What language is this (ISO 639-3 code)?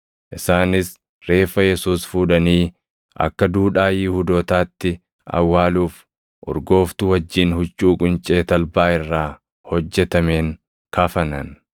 orm